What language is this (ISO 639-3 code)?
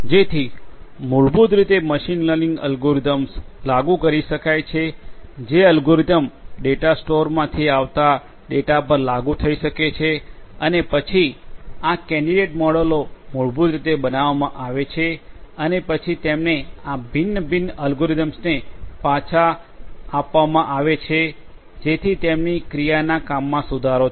guj